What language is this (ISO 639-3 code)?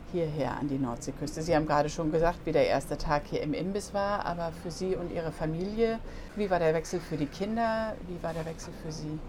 deu